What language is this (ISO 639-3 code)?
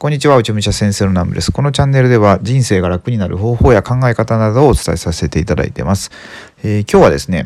jpn